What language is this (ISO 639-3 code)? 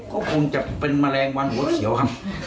tha